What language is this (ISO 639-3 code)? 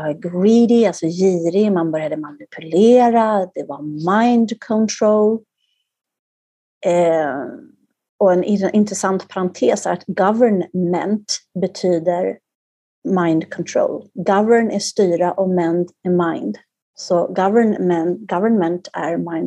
swe